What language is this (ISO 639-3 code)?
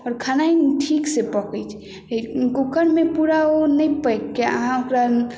mai